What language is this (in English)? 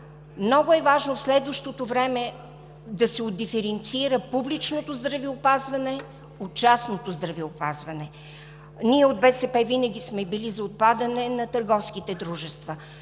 Bulgarian